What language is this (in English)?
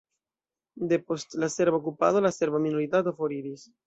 Esperanto